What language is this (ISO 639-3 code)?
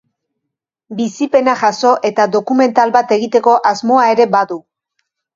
eus